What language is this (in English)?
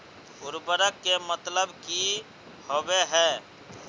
Magahi